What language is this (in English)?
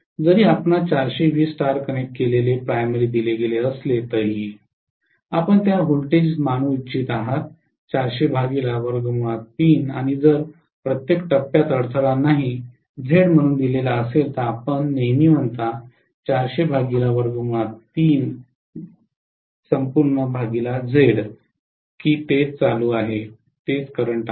Marathi